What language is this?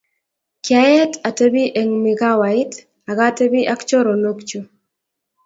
Kalenjin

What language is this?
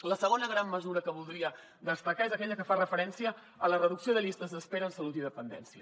Catalan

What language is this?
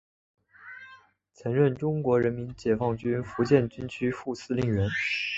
Chinese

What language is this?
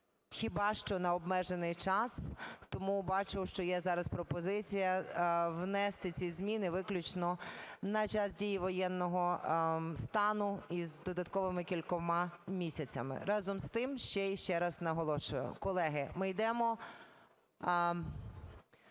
Ukrainian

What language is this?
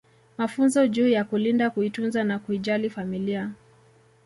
Swahili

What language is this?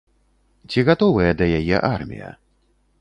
Belarusian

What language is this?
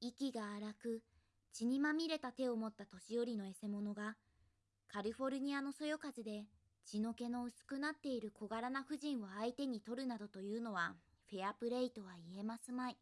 Japanese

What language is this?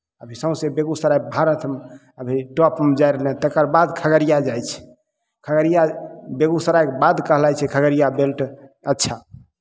Maithili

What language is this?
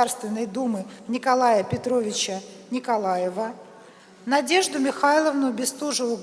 Russian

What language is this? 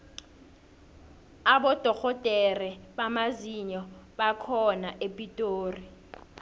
South Ndebele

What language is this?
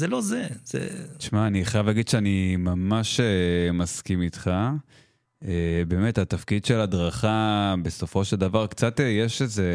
Hebrew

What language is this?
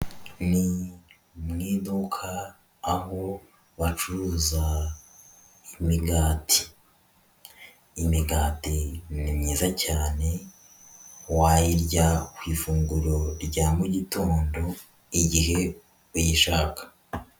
Kinyarwanda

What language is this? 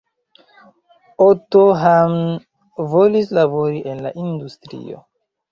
Esperanto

